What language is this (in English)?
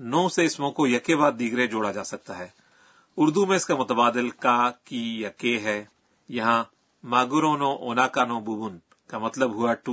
Urdu